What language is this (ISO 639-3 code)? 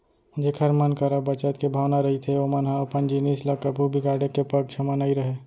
hne